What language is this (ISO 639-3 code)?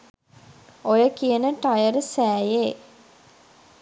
sin